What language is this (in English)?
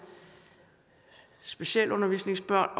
Danish